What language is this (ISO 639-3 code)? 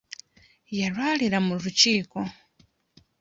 lug